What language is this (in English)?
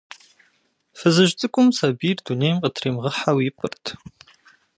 Kabardian